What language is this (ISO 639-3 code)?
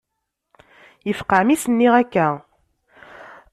kab